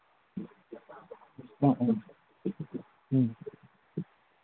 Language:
Manipuri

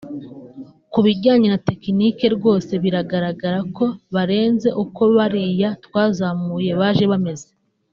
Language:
Kinyarwanda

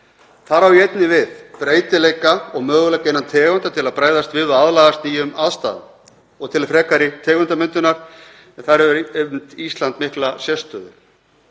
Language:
Icelandic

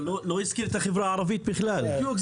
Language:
Hebrew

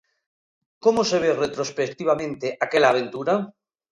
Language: Galician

